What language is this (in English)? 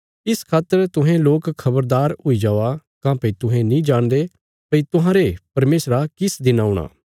Bilaspuri